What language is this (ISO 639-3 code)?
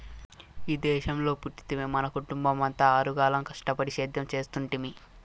tel